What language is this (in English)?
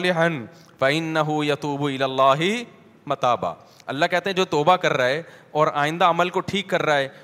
Urdu